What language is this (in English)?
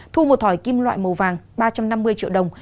Vietnamese